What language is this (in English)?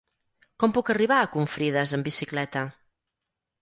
Catalan